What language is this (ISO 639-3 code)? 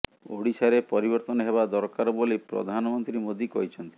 ori